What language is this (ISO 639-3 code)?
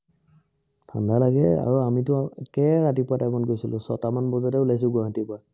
asm